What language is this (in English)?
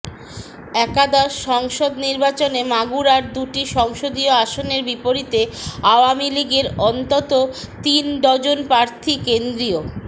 Bangla